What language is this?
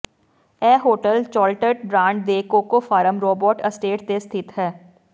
Punjabi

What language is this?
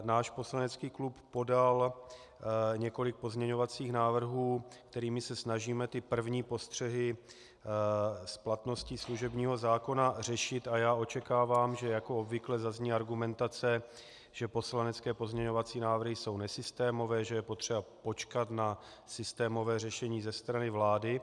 Czech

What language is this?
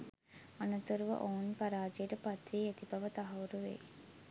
Sinhala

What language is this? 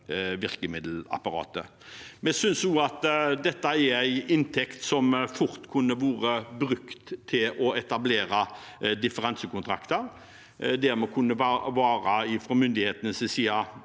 Norwegian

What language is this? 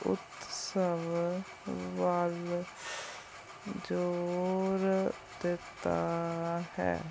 Punjabi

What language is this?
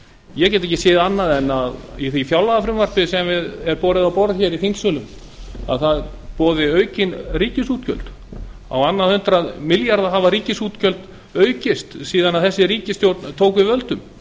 Icelandic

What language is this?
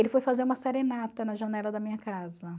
Portuguese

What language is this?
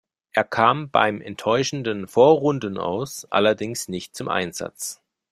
German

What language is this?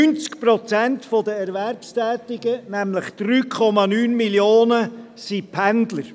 Swiss German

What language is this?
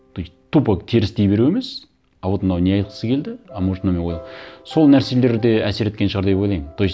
Kazakh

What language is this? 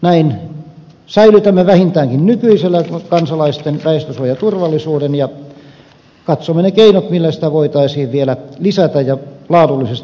Finnish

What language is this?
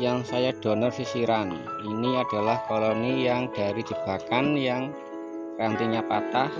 Indonesian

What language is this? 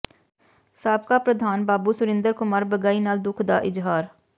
Punjabi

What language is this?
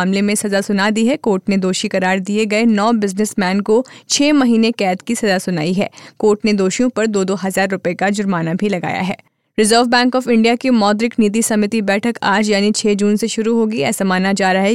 Hindi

